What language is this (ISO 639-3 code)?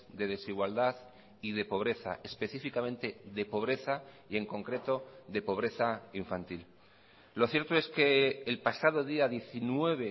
spa